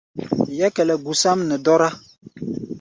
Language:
Gbaya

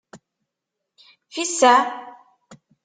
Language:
Kabyle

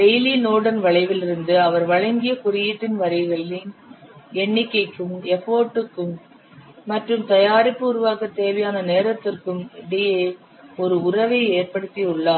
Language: Tamil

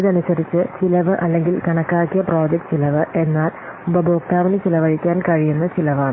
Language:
Malayalam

